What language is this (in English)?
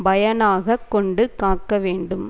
Tamil